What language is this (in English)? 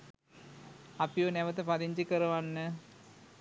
Sinhala